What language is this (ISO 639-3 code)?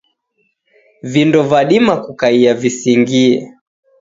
dav